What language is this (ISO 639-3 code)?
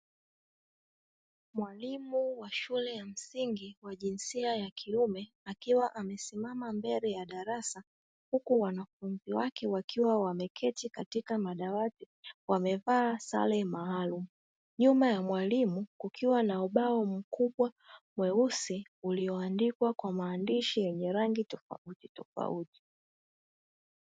swa